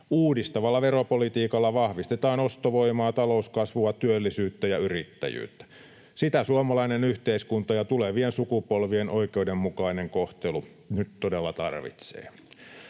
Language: Finnish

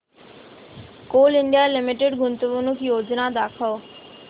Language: Marathi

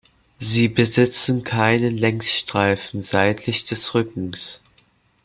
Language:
German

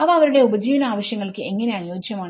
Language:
Malayalam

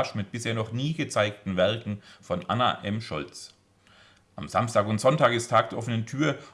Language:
German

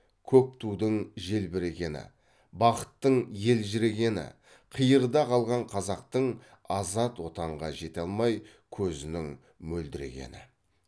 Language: Kazakh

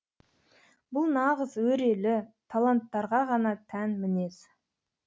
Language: Kazakh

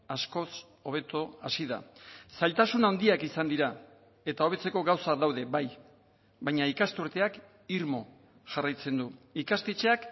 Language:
Basque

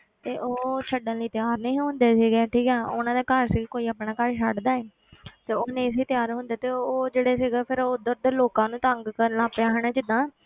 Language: Punjabi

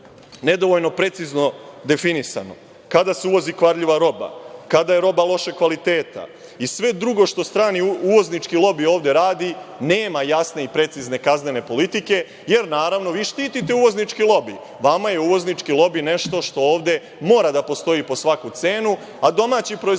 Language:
Serbian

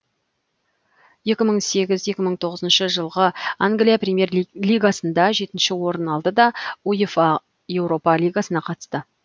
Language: Kazakh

